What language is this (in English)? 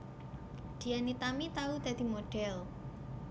Javanese